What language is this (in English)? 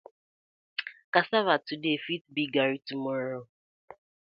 Nigerian Pidgin